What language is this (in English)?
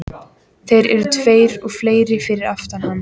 Icelandic